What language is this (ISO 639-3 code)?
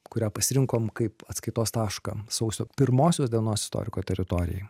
lit